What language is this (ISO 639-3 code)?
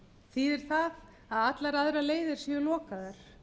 isl